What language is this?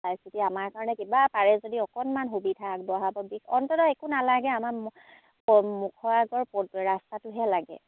Assamese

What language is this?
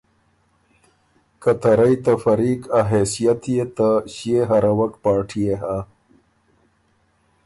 Ormuri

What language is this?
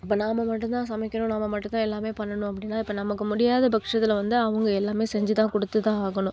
Tamil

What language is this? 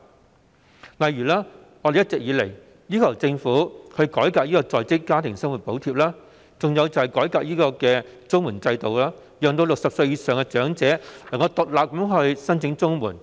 Cantonese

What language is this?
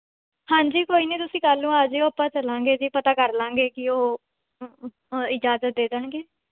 Punjabi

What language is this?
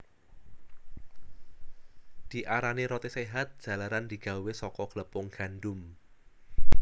Javanese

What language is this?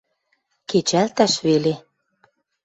Western Mari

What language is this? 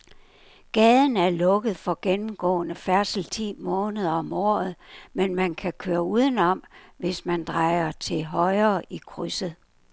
Danish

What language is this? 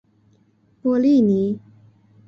Chinese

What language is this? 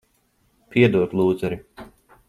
Latvian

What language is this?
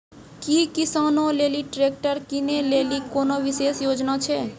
Maithili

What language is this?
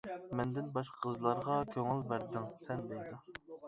Uyghur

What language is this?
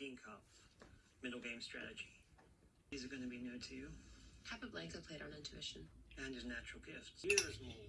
Korean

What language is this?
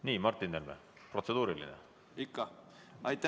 Estonian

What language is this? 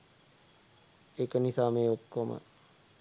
Sinhala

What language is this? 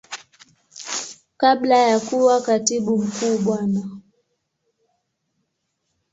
Swahili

